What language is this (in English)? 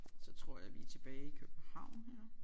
Danish